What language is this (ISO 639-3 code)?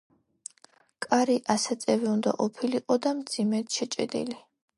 kat